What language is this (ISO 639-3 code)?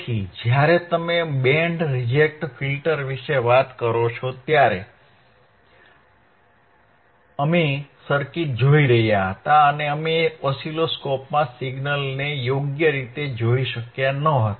guj